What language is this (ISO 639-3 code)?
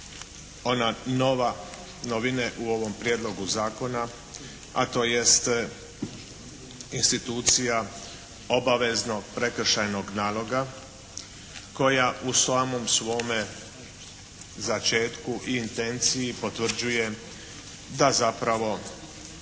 hrv